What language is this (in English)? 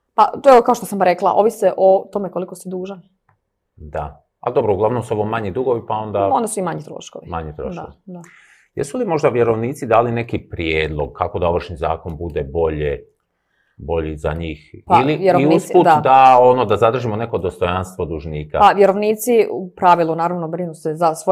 Croatian